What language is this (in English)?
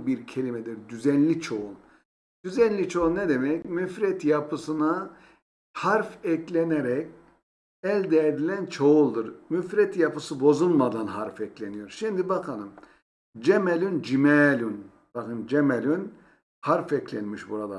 Turkish